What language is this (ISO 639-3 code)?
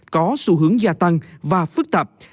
vie